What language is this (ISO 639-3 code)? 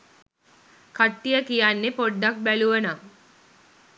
sin